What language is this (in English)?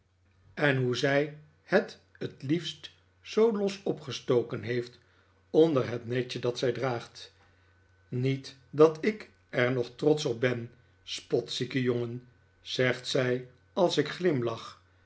Dutch